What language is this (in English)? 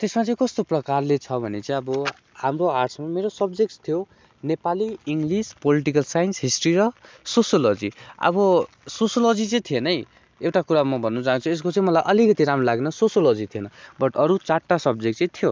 Nepali